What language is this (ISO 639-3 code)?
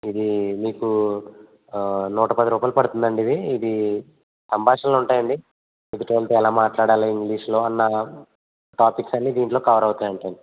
tel